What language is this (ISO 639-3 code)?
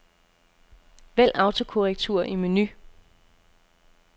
dan